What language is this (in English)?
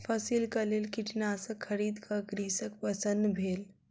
Maithili